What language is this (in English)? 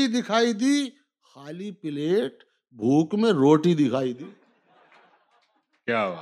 Urdu